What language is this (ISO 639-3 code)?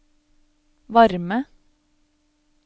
nor